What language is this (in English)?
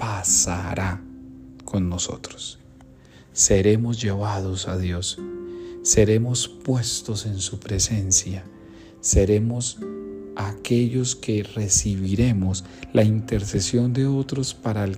Spanish